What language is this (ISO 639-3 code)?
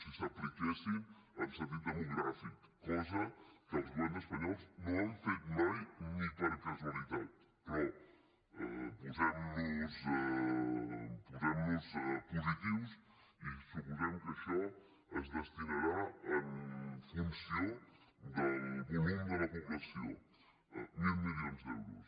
cat